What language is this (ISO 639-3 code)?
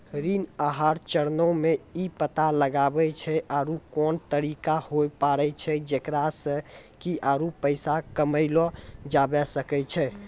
mai